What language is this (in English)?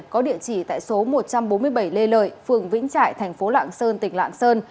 Vietnamese